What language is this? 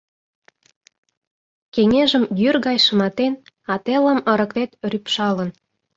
Mari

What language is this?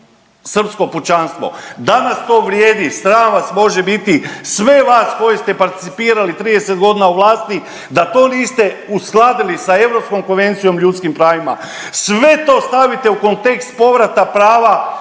Croatian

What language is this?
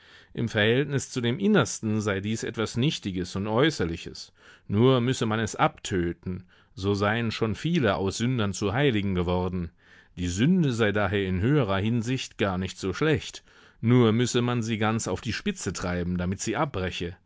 German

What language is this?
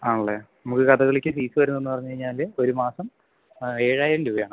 Malayalam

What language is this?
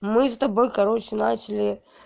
Russian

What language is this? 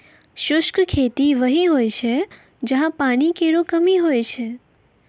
Maithili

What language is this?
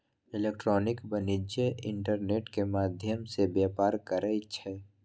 Magahi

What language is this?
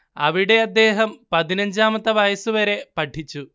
Malayalam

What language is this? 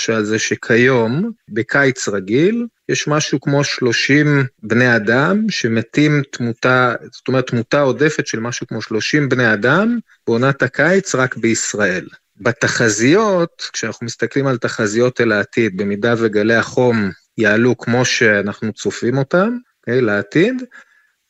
Hebrew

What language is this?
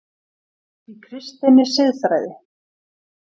Icelandic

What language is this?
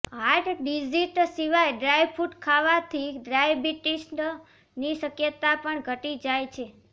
Gujarati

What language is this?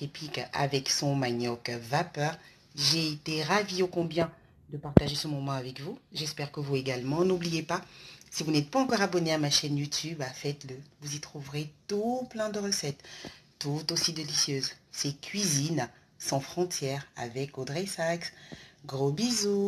French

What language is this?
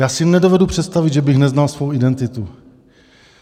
Czech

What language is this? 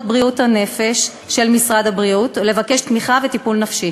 Hebrew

